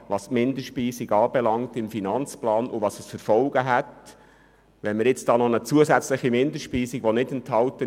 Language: Swiss German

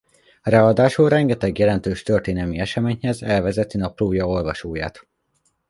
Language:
Hungarian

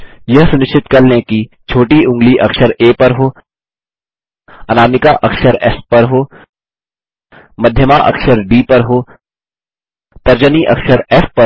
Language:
Hindi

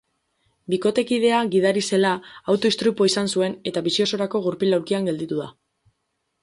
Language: Basque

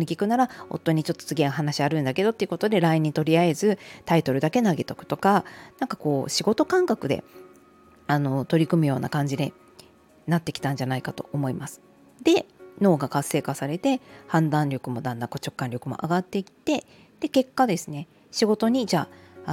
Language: Japanese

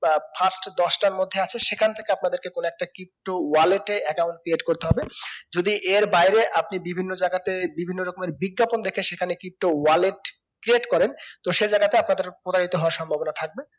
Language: Bangla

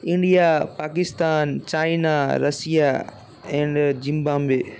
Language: Gujarati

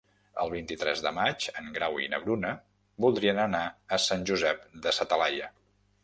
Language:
Catalan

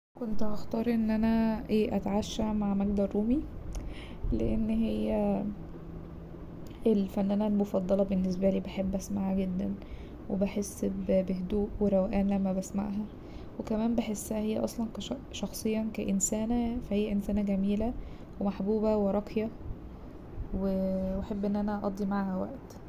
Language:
Egyptian Arabic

